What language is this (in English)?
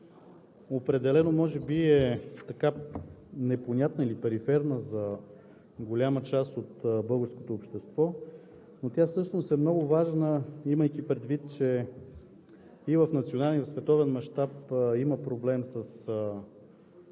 Bulgarian